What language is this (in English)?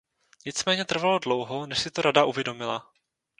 Czech